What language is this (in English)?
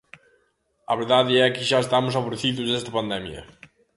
Galician